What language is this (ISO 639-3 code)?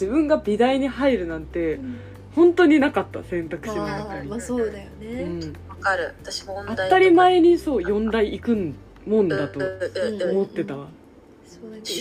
jpn